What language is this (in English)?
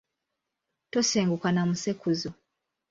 Ganda